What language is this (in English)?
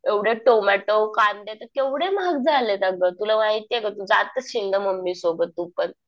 Marathi